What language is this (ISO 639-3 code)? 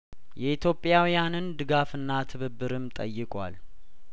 amh